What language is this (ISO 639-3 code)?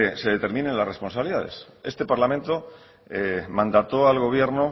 spa